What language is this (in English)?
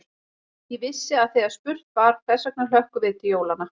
Icelandic